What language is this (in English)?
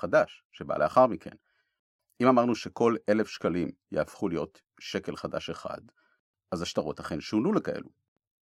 Hebrew